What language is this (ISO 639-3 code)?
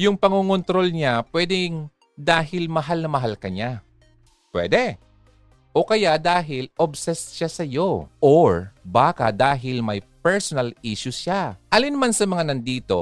fil